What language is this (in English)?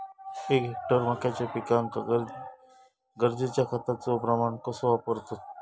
Marathi